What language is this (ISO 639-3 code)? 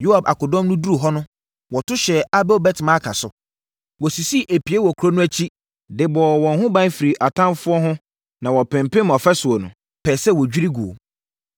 aka